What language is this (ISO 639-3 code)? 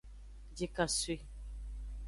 ajg